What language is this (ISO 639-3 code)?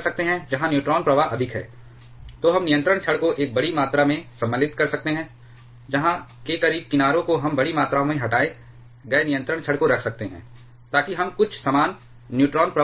hin